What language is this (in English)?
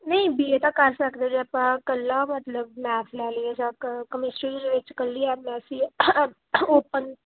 Punjabi